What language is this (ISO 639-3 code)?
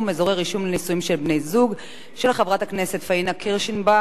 heb